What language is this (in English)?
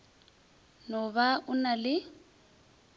Northern Sotho